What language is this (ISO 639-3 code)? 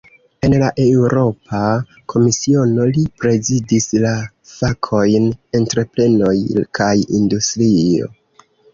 epo